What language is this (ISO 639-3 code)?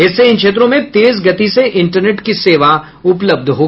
hin